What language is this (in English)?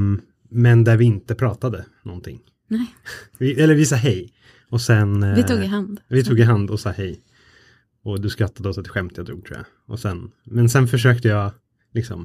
Swedish